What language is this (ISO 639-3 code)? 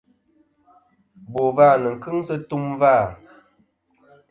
bkm